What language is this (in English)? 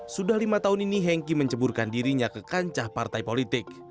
Indonesian